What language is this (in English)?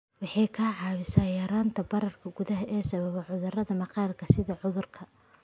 Somali